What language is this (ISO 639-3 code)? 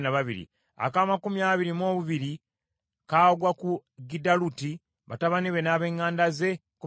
lug